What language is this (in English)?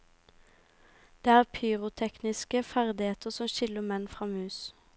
Norwegian